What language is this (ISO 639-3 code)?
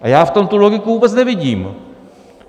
ces